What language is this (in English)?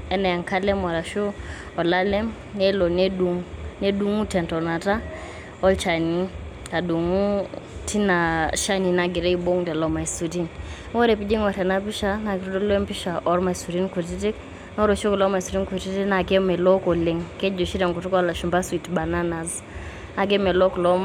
Masai